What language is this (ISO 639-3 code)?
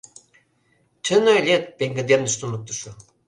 chm